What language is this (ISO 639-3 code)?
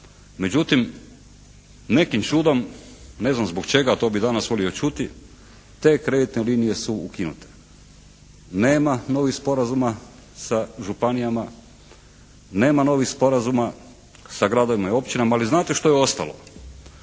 hrv